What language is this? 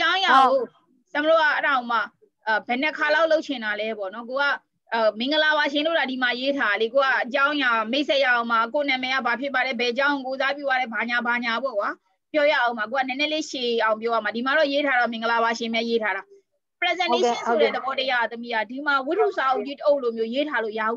Thai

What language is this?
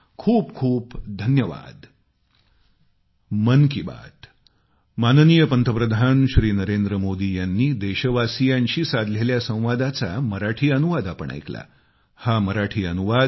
Marathi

